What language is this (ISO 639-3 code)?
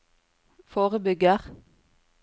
nor